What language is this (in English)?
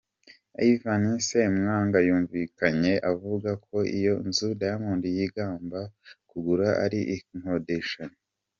Kinyarwanda